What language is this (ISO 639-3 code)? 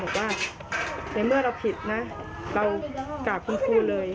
tha